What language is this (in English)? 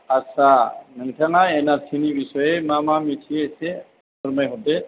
Bodo